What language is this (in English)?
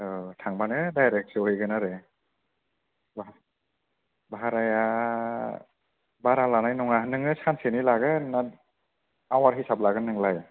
Bodo